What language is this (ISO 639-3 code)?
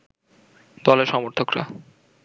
ben